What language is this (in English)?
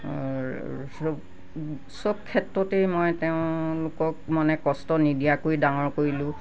Assamese